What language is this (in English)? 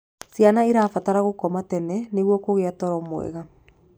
Kikuyu